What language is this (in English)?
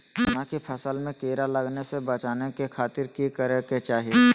Magahi